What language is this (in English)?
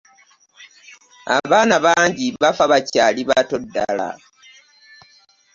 Ganda